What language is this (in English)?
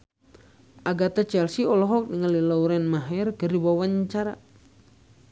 Sundanese